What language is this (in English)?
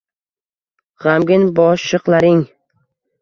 Uzbek